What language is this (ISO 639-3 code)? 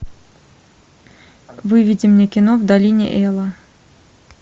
rus